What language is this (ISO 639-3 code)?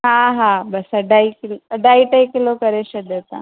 snd